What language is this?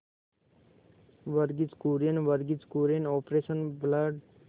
Hindi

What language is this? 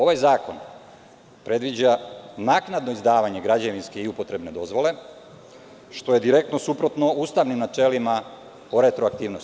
Serbian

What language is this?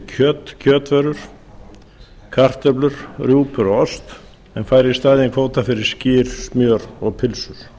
Icelandic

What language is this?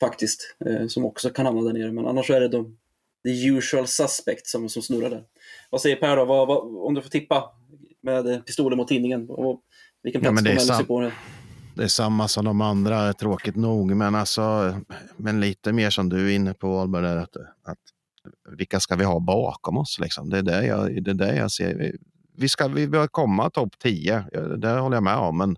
Swedish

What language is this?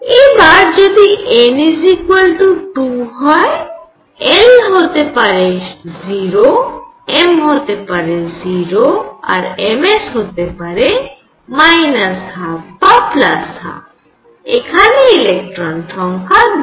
Bangla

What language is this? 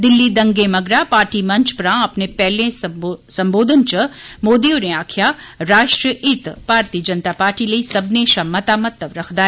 Dogri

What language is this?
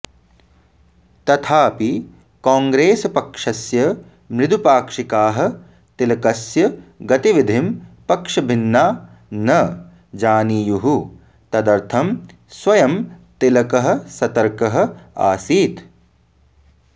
Sanskrit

